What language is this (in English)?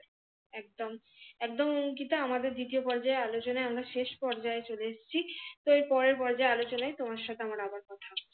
Bangla